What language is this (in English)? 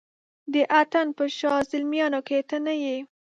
Pashto